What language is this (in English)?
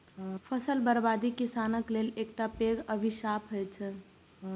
Maithili